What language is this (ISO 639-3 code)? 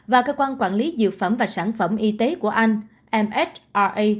vie